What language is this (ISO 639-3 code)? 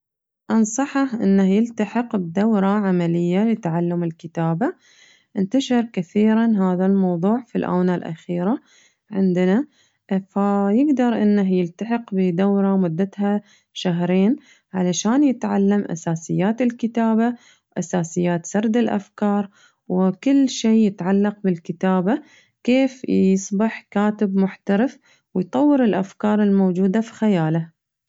ars